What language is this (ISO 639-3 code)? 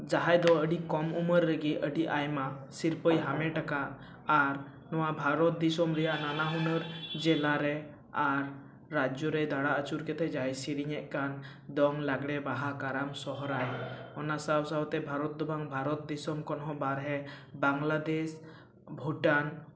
sat